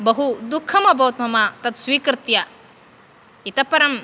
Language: Sanskrit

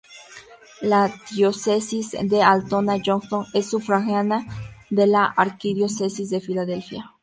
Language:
Spanish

